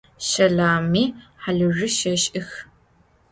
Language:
Adyghe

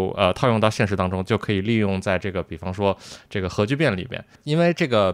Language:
Chinese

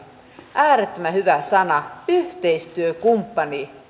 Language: Finnish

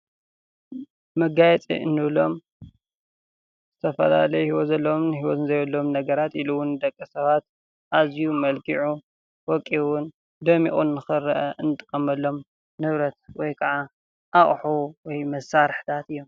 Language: Tigrinya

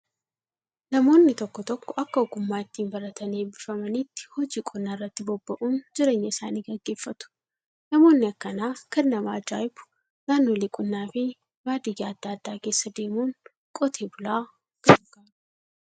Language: Oromo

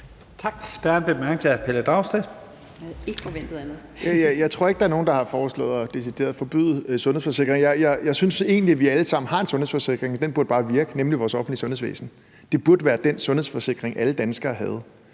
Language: Danish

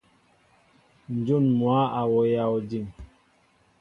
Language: Mbo (Cameroon)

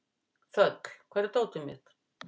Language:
Icelandic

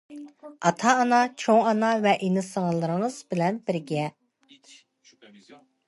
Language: Uyghur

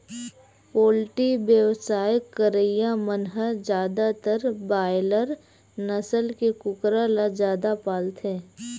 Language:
Chhattisgarhi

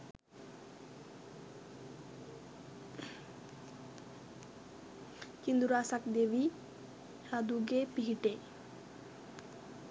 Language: Sinhala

